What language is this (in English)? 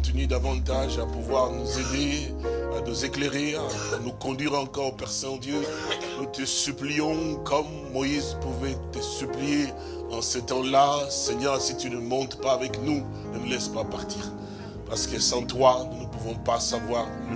French